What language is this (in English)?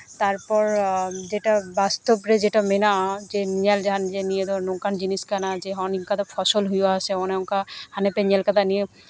Santali